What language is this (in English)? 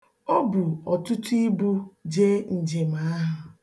Igbo